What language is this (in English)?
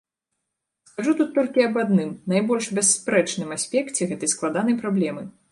Belarusian